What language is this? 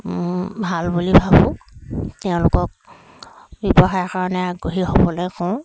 Assamese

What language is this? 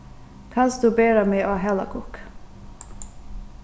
Faroese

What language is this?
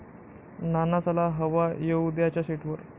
Marathi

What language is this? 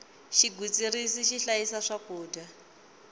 Tsonga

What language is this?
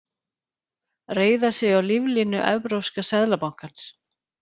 Icelandic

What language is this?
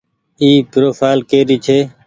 Goaria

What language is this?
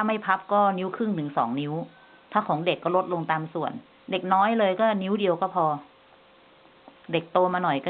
Thai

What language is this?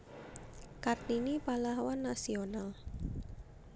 Javanese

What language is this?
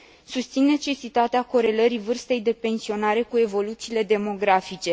Romanian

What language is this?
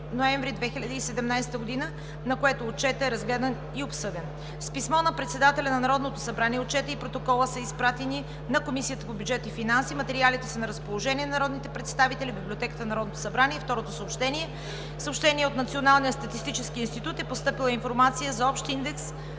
Bulgarian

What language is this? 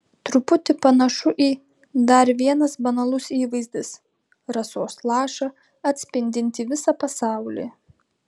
Lithuanian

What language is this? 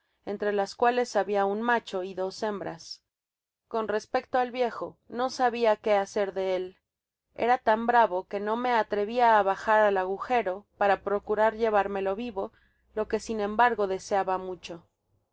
Spanish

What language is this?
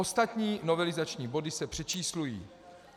Czech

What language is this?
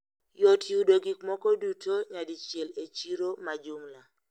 Luo (Kenya and Tanzania)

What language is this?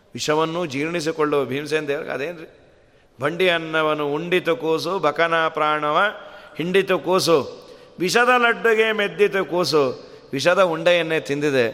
Kannada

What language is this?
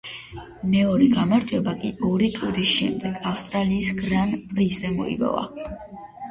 Georgian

